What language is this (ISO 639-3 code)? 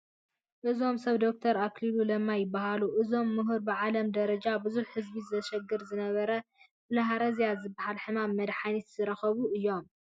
tir